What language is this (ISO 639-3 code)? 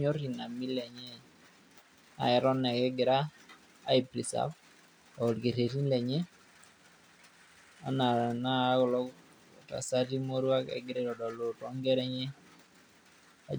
mas